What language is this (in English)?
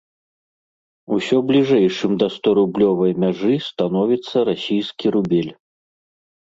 Belarusian